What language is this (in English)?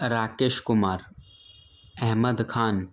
Gujarati